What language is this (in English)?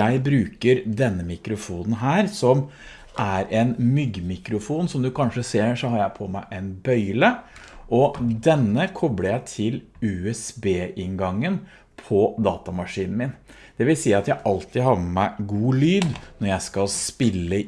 Norwegian